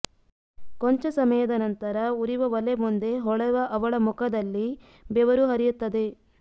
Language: Kannada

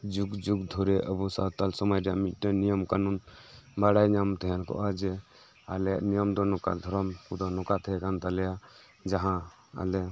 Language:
Santali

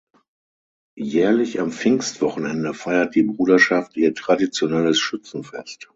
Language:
German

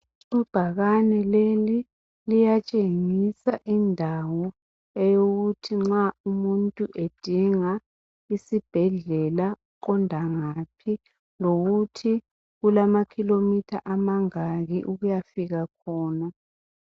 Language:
North Ndebele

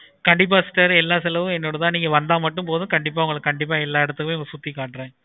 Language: Tamil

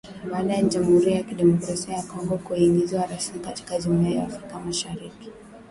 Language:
Swahili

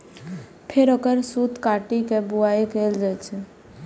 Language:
Maithili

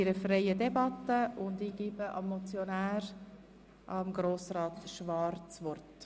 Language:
Swiss German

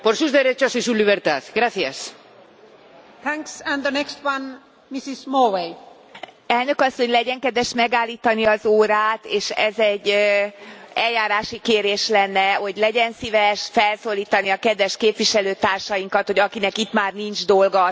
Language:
Hungarian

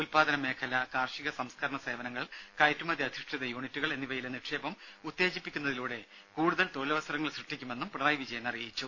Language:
Malayalam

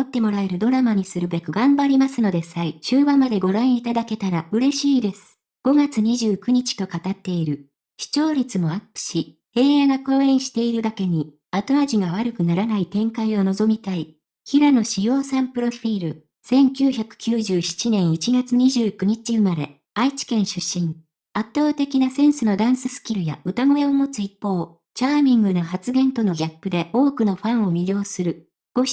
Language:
Japanese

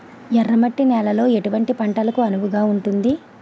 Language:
Telugu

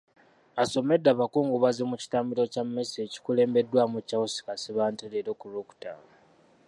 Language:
Ganda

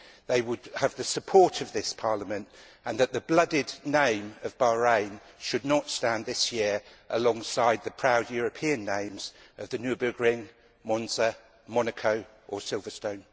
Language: English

